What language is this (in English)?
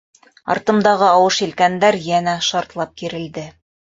Bashkir